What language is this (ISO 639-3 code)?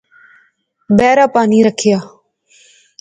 phr